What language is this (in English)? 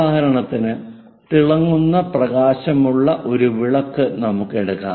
Malayalam